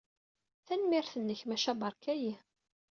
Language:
Kabyle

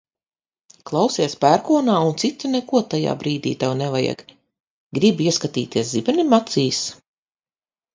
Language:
Latvian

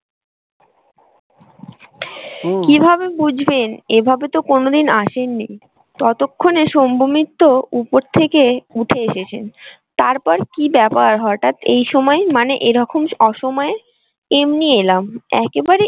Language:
Bangla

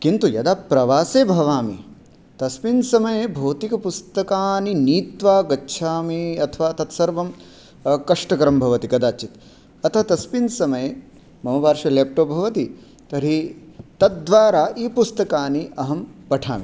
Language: Sanskrit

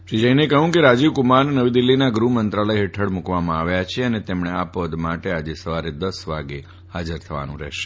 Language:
Gujarati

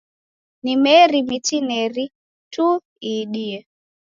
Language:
Taita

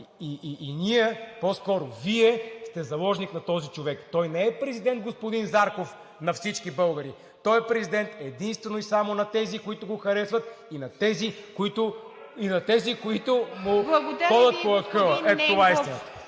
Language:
Bulgarian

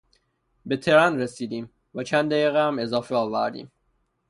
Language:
Persian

